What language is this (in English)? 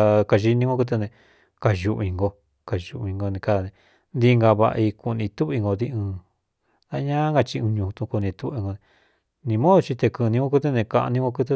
Cuyamecalco Mixtec